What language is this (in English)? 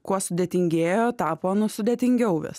Lithuanian